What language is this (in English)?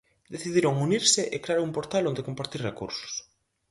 Galician